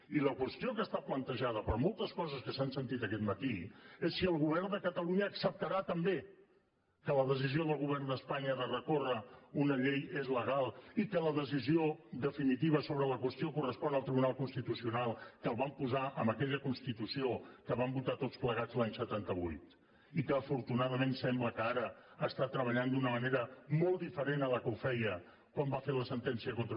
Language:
Catalan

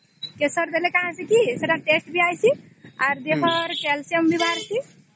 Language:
Odia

